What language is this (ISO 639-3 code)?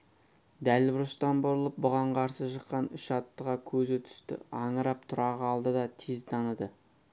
kaz